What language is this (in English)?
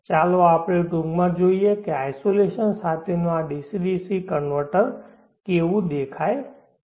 Gujarati